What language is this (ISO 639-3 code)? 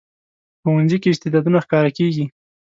pus